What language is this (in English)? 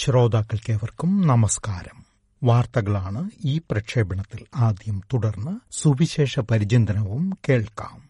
Malayalam